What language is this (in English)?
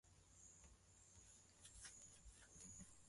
Swahili